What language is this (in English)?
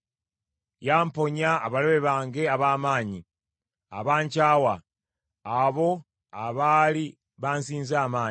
Ganda